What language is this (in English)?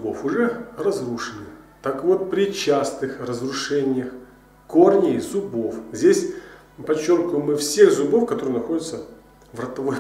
Russian